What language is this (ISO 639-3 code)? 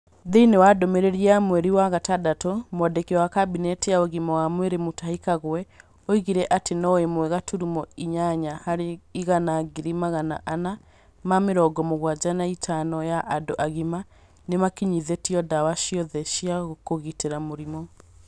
kik